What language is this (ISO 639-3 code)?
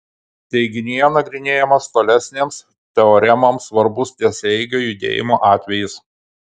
lit